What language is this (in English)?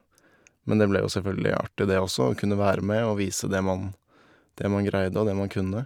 Norwegian